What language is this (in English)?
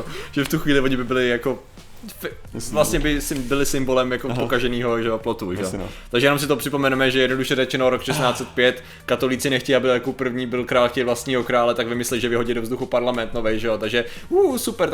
Czech